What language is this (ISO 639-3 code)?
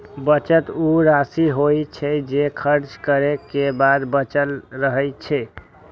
mai